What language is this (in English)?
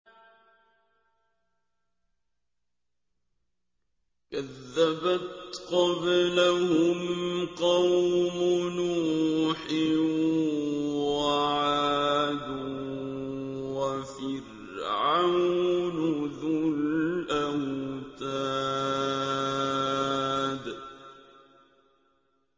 Arabic